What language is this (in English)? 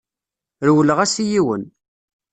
Kabyle